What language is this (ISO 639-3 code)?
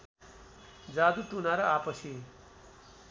nep